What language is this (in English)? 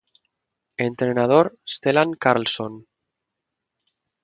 Spanish